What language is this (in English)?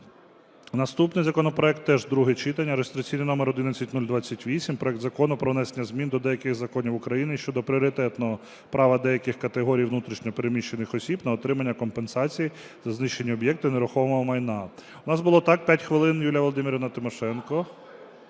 Ukrainian